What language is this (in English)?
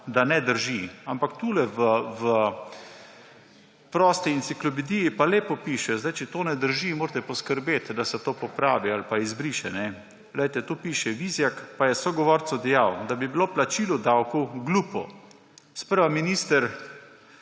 Slovenian